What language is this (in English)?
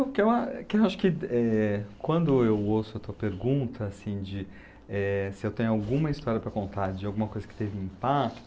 Portuguese